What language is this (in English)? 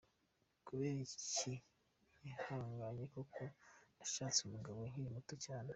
Kinyarwanda